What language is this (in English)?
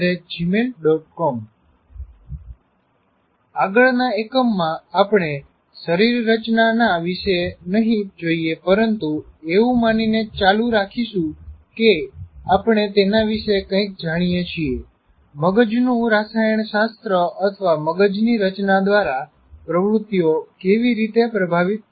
Gujarati